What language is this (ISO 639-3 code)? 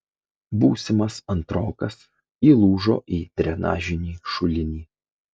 lit